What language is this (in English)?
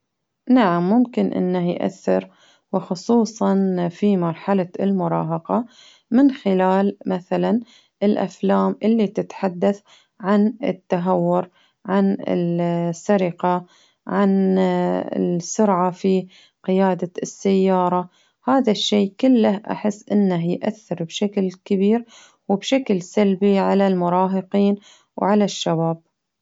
Baharna Arabic